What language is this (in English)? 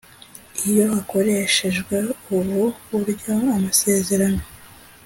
Kinyarwanda